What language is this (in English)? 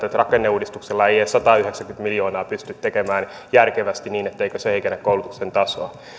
Finnish